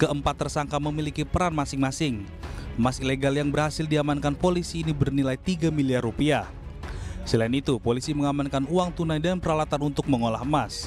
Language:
Indonesian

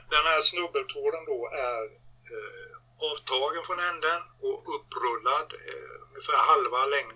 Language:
Swedish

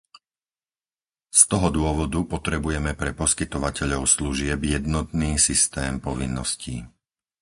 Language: Slovak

